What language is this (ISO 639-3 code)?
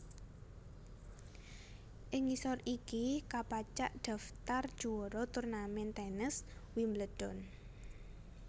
jav